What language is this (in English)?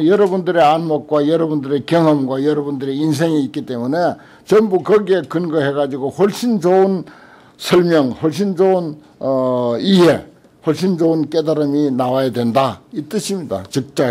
Korean